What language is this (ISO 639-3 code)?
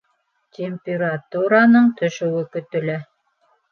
bak